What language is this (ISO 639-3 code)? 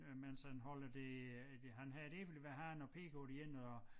dan